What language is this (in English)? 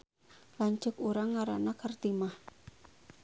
Sundanese